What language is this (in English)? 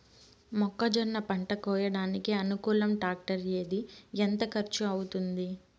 Telugu